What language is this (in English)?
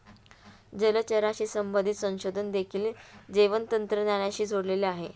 Marathi